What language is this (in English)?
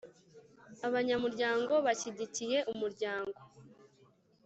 Kinyarwanda